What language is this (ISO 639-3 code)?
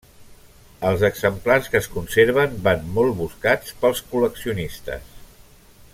cat